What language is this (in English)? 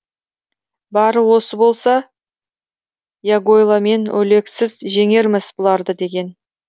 Kazakh